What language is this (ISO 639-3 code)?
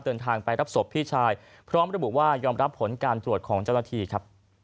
tha